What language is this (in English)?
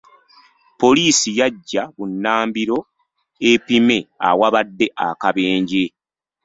Ganda